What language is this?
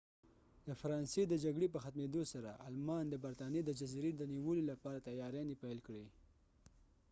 Pashto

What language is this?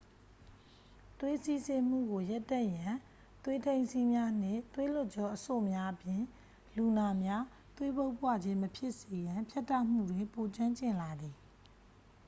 Burmese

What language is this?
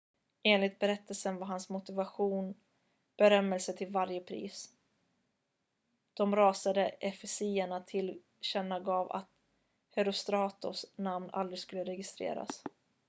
Swedish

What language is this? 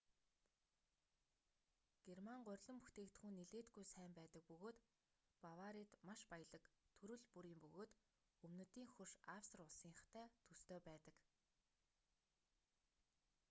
Mongolian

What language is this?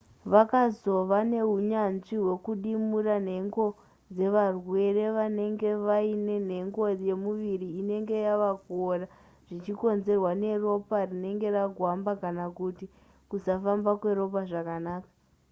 Shona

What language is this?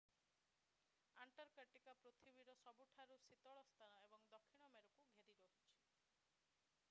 Odia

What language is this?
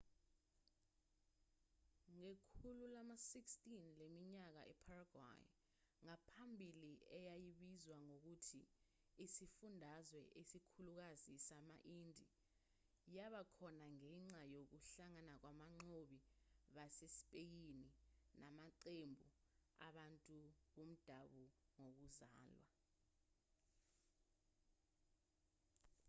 Zulu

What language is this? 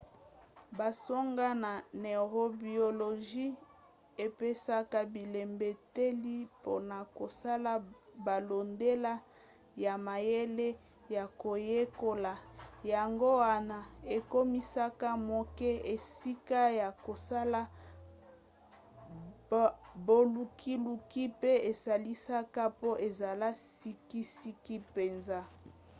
Lingala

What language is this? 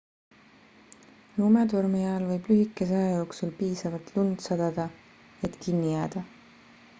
Estonian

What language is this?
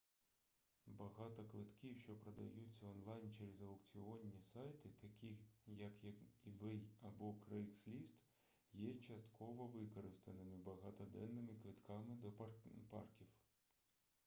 Ukrainian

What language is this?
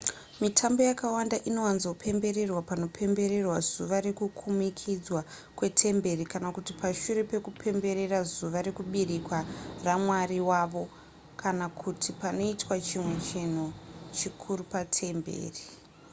Shona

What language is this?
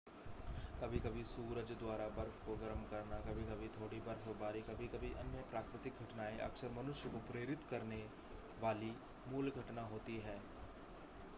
Hindi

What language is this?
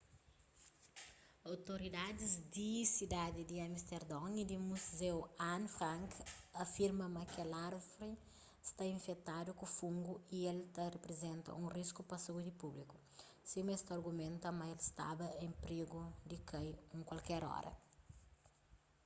Kabuverdianu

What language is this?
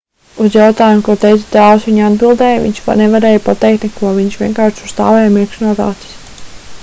Latvian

